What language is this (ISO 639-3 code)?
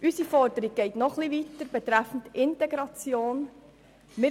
gsw